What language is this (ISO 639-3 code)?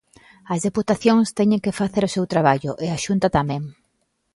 glg